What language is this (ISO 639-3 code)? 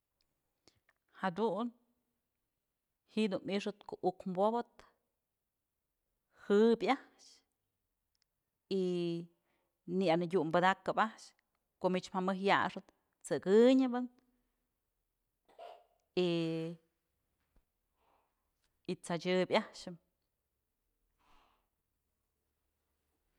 mzl